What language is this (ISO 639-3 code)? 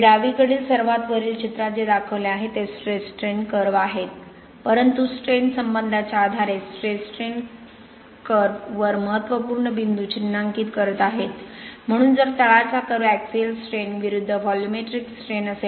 mar